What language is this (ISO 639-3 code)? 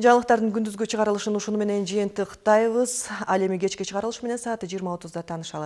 rus